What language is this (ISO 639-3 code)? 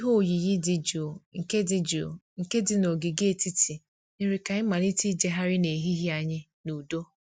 ibo